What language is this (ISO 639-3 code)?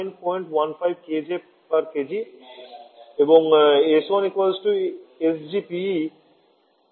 ben